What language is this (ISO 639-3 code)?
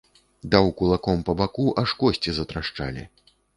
bel